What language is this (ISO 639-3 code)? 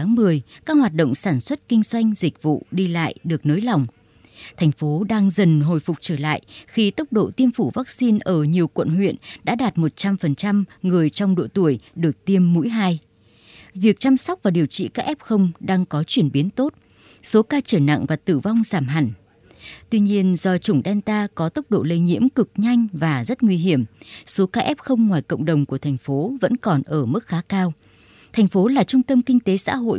vie